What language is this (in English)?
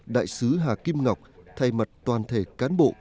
Vietnamese